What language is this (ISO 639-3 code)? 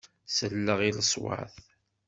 kab